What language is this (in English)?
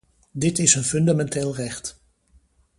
Dutch